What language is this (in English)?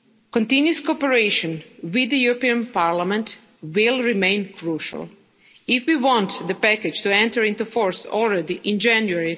English